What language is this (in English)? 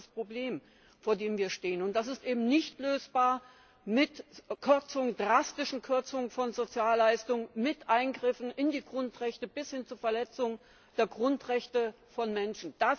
German